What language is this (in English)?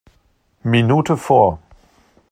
German